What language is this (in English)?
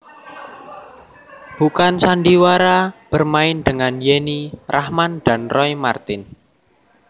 Javanese